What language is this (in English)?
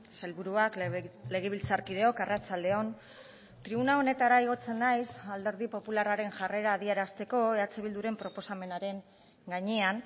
Basque